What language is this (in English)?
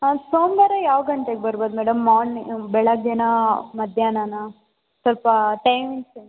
Kannada